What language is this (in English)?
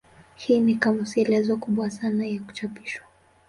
Swahili